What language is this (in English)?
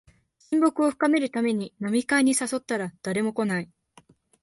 Japanese